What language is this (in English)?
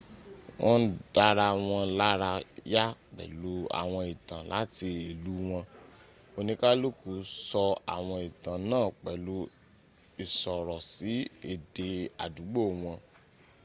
Yoruba